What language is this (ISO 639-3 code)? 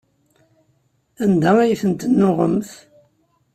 kab